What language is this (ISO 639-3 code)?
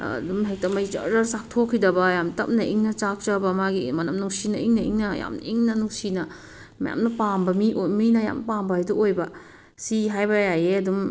mni